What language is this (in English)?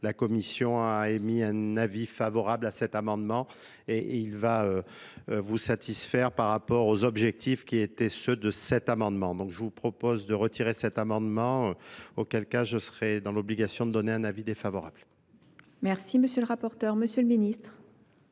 French